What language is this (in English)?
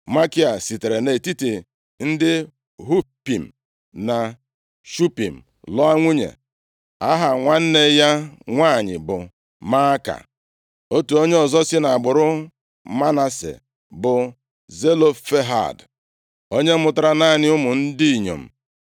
Igbo